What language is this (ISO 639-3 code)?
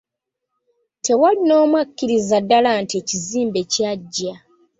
lug